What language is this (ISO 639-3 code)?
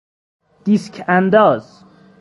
fas